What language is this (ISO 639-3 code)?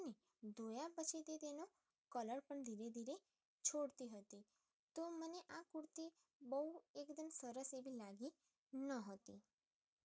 guj